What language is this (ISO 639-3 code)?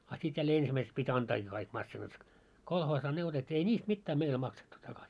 fin